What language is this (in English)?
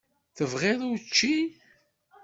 Kabyle